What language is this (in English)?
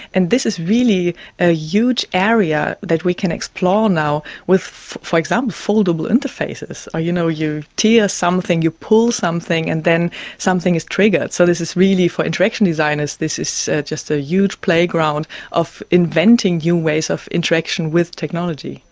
English